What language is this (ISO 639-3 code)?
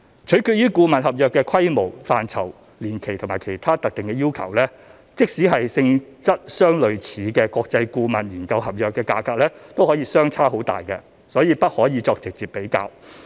yue